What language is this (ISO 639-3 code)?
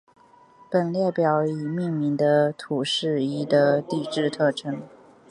zho